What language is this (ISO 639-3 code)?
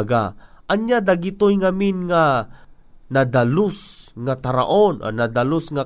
fil